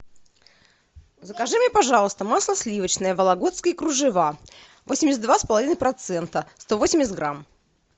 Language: Russian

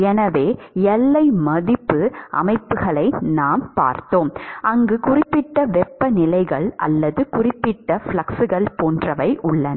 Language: Tamil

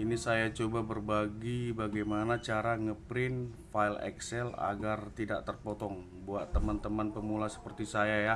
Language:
Indonesian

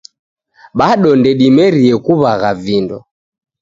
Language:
Taita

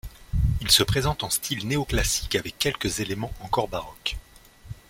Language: French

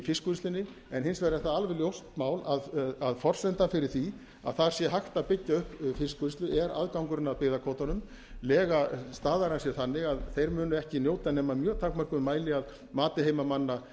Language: Icelandic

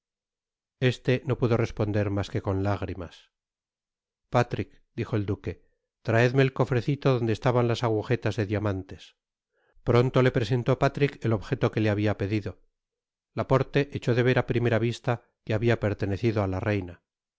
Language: Spanish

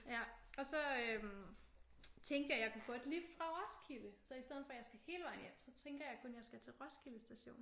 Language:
Danish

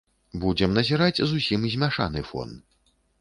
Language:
Belarusian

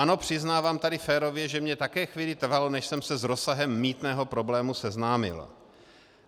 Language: Czech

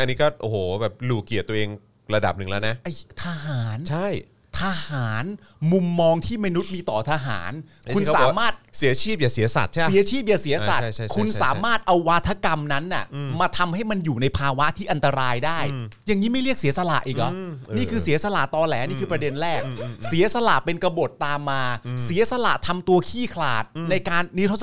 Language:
Thai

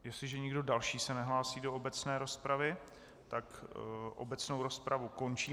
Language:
Czech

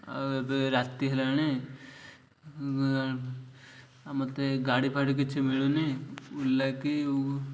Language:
Odia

